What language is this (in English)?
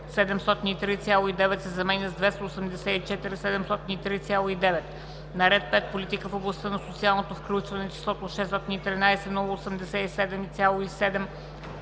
Bulgarian